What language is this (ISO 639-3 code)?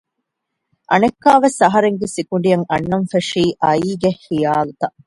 div